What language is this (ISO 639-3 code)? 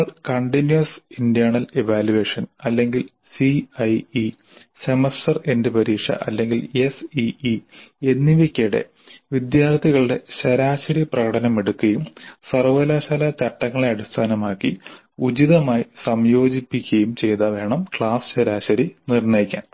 mal